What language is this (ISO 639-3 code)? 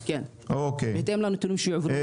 heb